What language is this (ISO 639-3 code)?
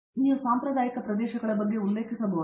kan